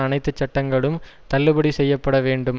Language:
Tamil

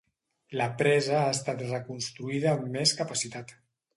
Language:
Catalan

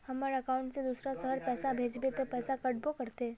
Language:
Magahi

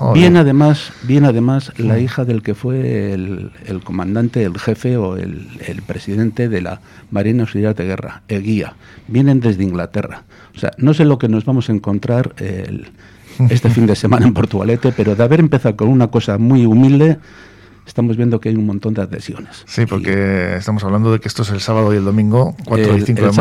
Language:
Spanish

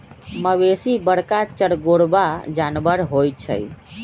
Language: Magahi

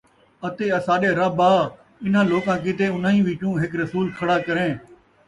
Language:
Saraiki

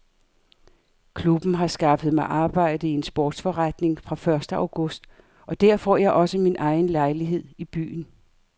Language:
Danish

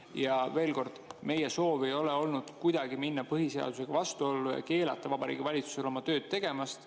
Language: Estonian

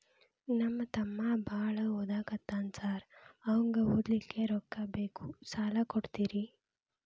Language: Kannada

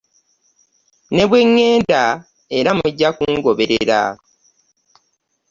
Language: Ganda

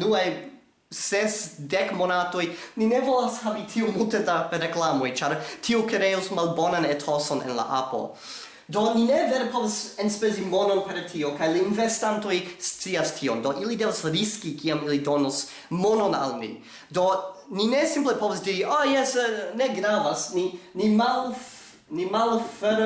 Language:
English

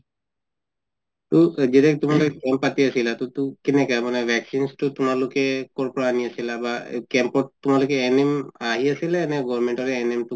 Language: Assamese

